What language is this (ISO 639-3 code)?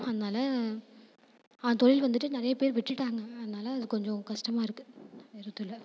tam